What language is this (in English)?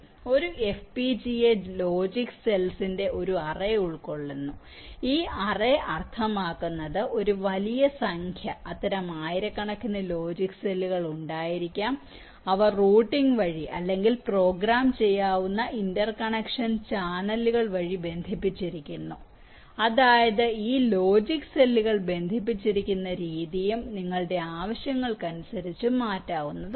Malayalam